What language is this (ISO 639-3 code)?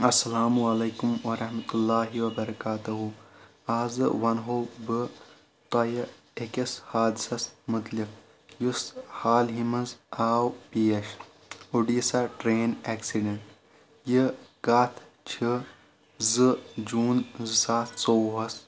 kas